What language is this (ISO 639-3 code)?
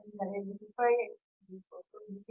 kan